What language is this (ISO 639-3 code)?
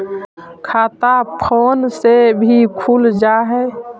mag